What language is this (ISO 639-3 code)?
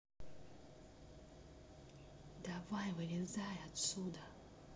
rus